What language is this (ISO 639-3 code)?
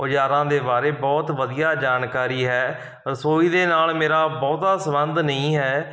pan